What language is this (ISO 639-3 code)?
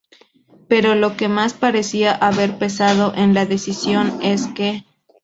spa